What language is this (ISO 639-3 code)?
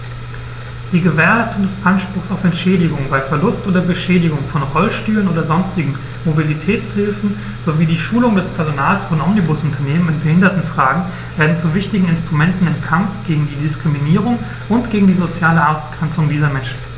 deu